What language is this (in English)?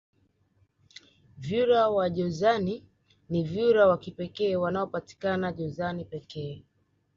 Swahili